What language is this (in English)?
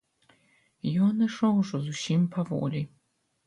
Belarusian